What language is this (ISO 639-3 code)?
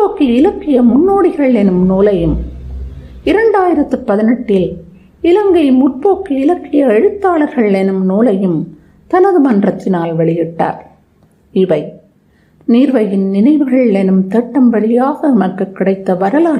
tam